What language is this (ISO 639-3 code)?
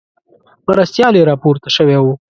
pus